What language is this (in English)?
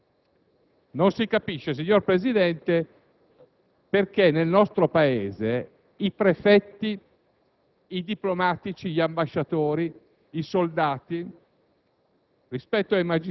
Italian